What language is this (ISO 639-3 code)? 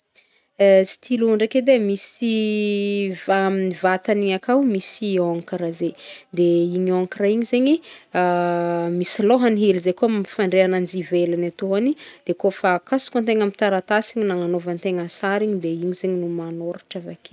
bmm